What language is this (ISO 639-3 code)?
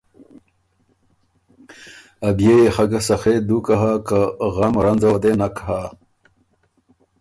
oru